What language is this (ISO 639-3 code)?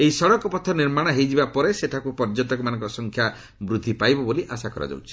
ori